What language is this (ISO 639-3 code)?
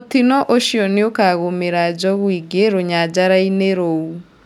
kik